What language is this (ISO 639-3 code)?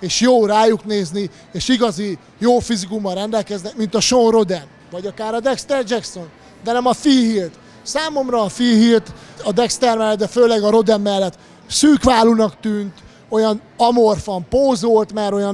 hun